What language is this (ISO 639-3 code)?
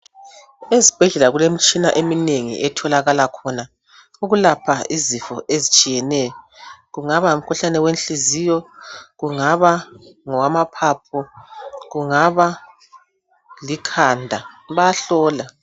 nde